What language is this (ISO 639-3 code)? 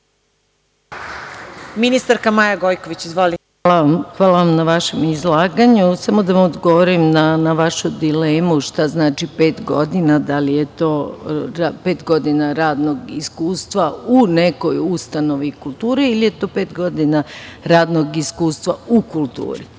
srp